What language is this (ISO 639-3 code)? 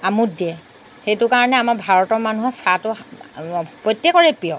asm